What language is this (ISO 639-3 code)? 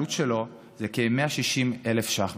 heb